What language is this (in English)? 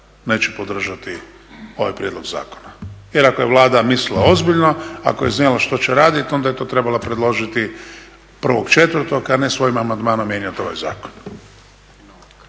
Croatian